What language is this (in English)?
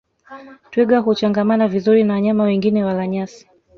Swahili